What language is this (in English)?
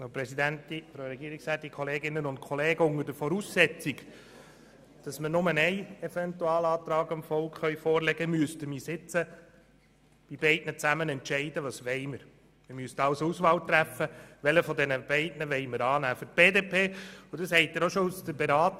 Swiss German